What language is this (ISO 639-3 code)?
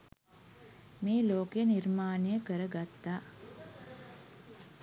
sin